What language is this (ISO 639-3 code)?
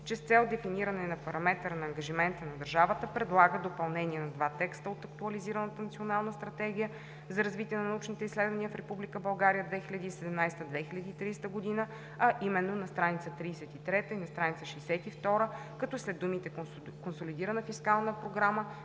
bul